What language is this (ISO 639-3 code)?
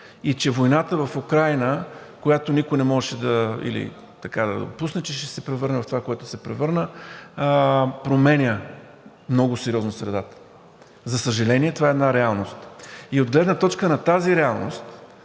bul